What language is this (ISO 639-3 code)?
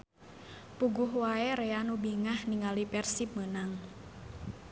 sun